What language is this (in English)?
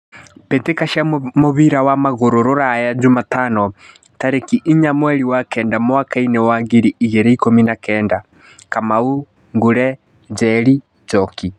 Kikuyu